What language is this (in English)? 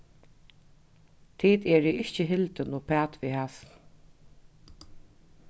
Faroese